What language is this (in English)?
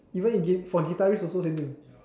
English